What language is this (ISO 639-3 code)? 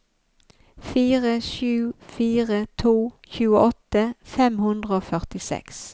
nor